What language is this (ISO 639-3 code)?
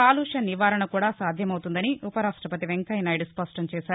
tel